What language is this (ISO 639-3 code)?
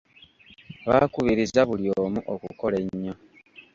lug